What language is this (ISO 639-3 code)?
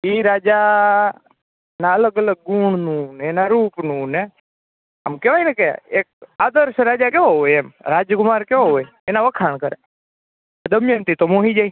guj